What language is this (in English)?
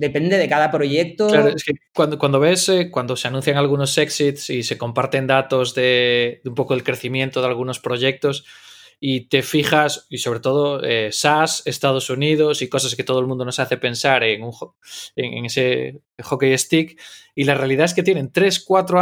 Spanish